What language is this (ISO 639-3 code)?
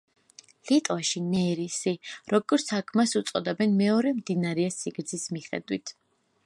kat